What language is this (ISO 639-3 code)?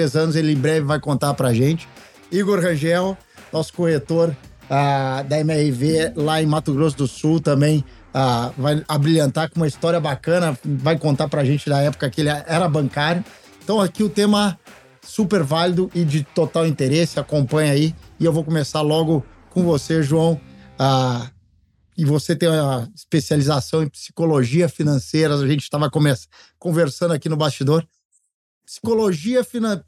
por